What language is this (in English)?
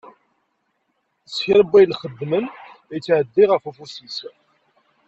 Kabyle